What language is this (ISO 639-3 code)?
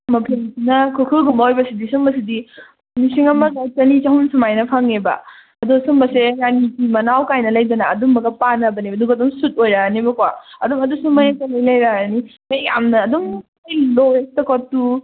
mni